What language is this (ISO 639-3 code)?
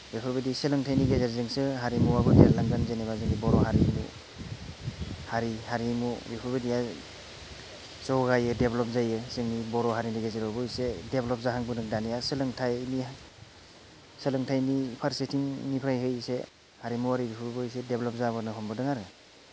brx